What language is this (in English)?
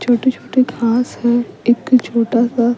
Hindi